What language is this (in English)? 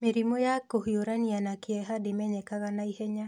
Kikuyu